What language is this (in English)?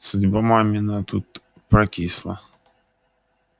Russian